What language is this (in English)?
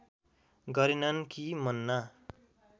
Nepali